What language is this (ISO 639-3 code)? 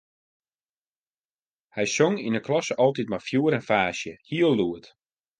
fry